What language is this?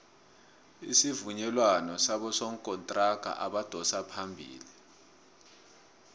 South Ndebele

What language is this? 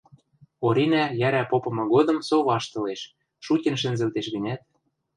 Western Mari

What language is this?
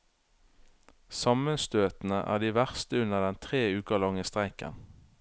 Norwegian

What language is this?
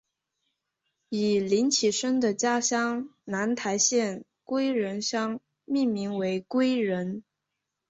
Chinese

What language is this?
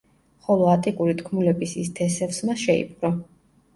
Georgian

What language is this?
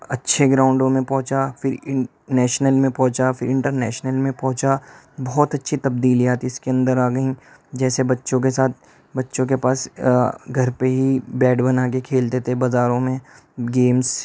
Urdu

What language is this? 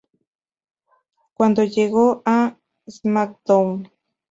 Spanish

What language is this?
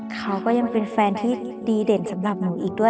Thai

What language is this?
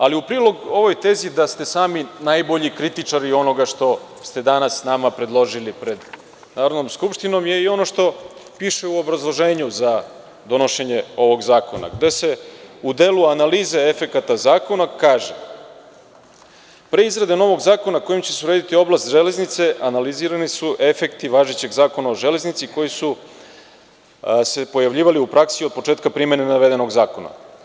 Serbian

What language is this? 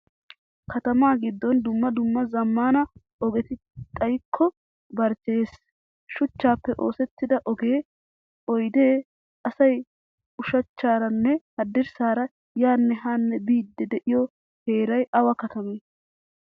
Wolaytta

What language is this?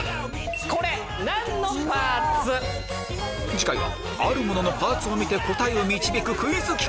Japanese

